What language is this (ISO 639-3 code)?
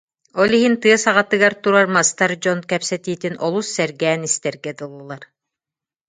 sah